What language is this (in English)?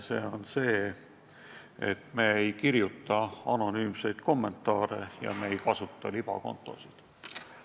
Estonian